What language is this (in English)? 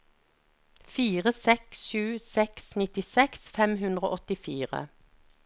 Norwegian